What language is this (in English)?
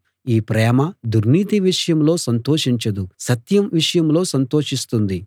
Telugu